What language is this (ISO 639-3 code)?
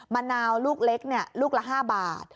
tha